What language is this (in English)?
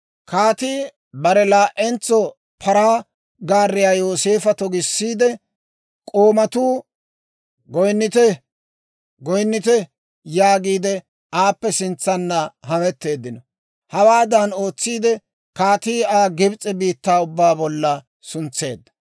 Dawro